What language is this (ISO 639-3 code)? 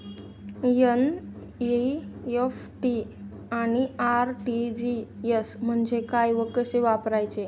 mar